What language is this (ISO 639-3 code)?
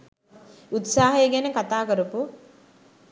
sin